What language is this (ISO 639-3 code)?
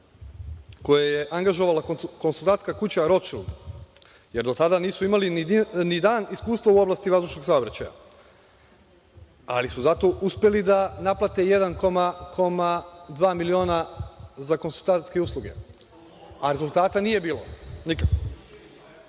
srp